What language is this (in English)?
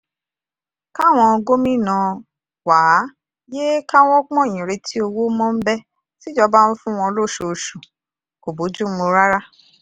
Yoruba